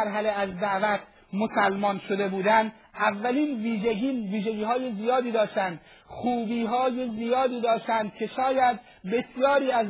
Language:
Persian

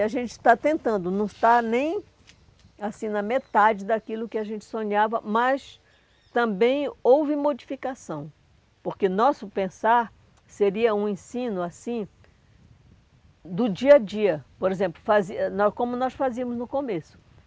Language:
Portuguese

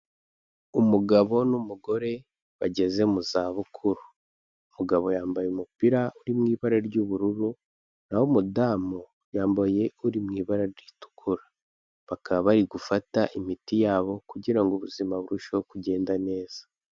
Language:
Kinyarwanda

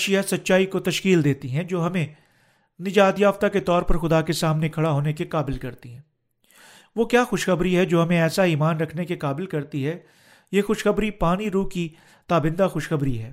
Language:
Urdu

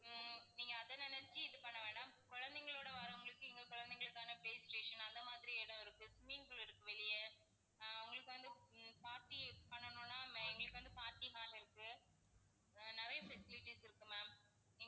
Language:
Tamil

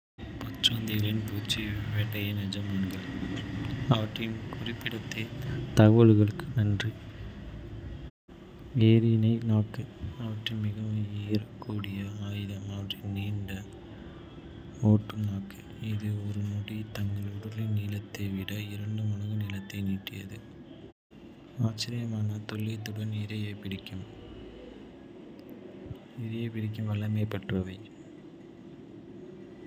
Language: Kota (India)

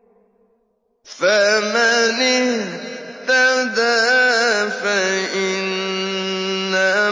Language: Arabic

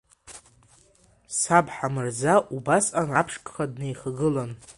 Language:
Abkhazian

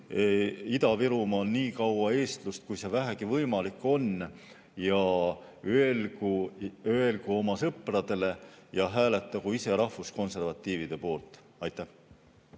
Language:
Estonian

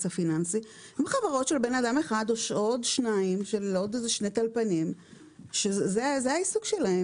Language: Hebrew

